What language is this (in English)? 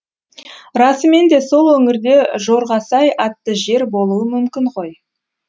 Kazakh